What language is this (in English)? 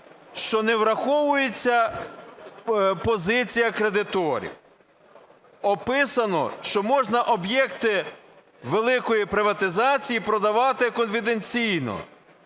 Ukrainian